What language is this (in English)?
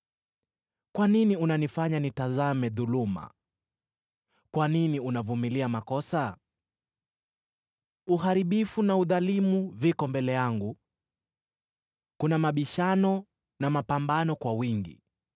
Swahili